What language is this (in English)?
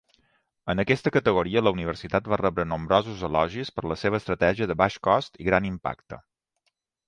Catalan